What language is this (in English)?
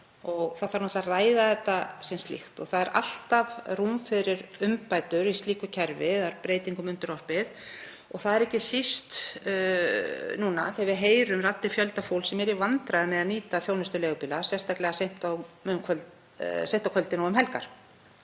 Icelandic